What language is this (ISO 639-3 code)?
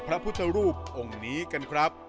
tha